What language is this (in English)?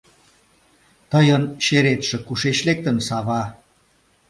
Mari